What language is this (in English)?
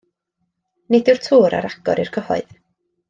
Welsh